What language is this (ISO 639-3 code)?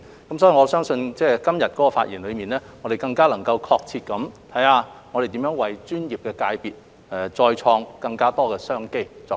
yue